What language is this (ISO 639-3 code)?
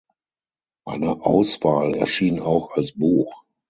deu